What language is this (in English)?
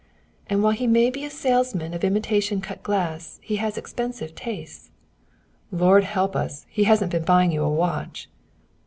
English